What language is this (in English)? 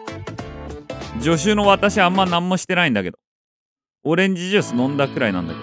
Japanese